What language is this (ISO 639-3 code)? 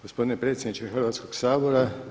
hrv